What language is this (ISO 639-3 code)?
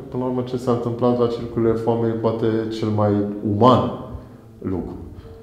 ron